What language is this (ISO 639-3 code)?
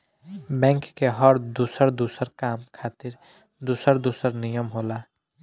bho